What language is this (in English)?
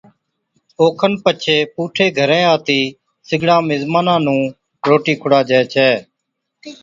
Od